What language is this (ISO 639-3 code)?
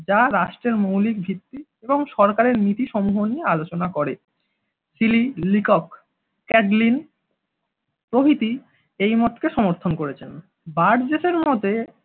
ben